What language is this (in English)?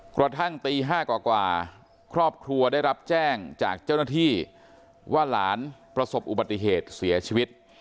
Thai